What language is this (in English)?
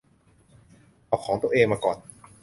Thai